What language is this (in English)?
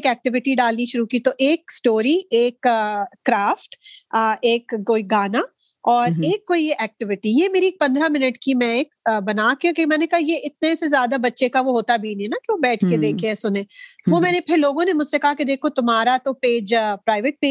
Urdu